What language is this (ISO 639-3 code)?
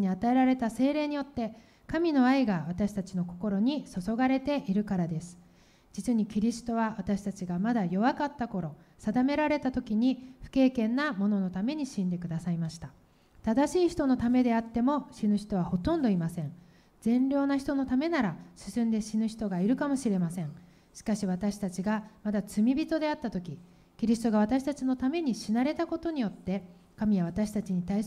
jpn